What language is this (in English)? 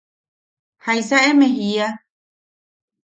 Yaqui